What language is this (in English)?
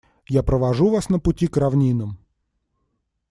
Russian